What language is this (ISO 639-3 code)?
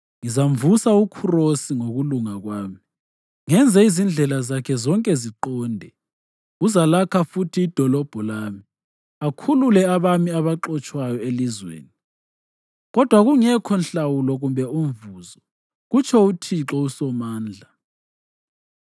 nde